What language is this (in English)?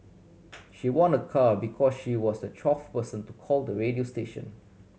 English